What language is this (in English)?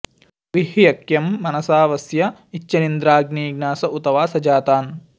Sanskrit